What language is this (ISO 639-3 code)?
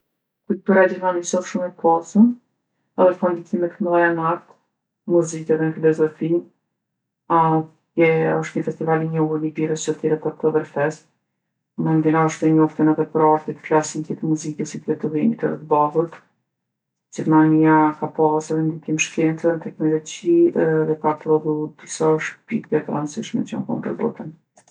aln